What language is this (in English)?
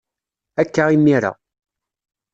Kabyle